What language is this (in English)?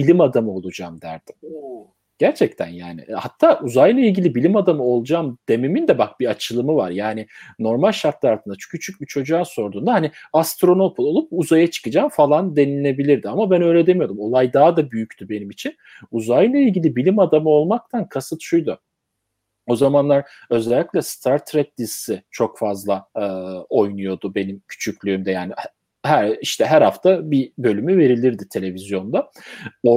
Turkish